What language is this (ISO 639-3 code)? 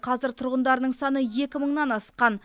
kaz